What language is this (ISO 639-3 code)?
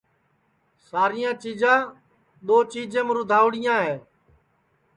ssi